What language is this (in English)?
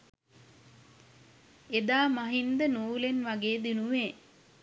Sinhala